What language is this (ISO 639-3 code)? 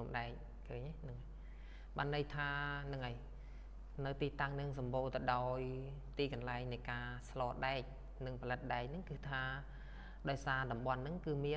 tha